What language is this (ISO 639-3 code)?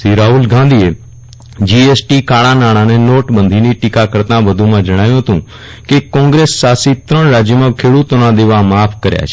guj